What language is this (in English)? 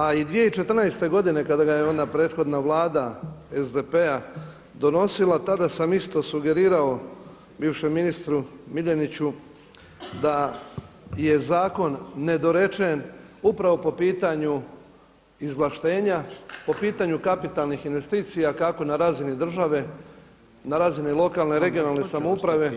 Croatian